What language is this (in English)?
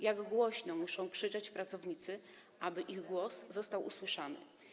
Polish